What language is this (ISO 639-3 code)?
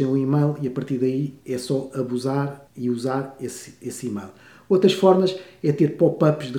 por